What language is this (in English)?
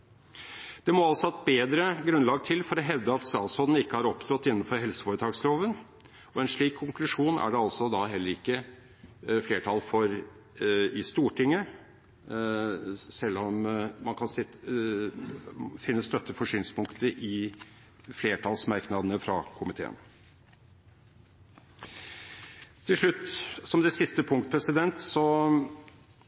Norwegian Bokmål